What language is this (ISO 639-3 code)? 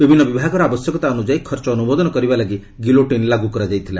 ori